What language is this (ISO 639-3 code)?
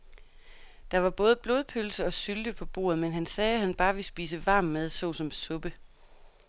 dan